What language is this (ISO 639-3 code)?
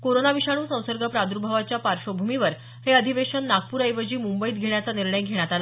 mar